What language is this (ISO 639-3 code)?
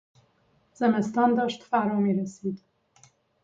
fas